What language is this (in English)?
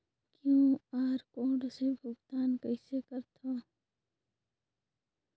Chhattisgarhi